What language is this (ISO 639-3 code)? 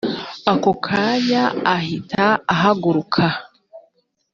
kin